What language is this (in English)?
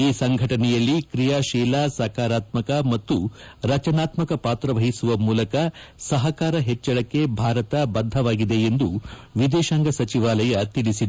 Kannada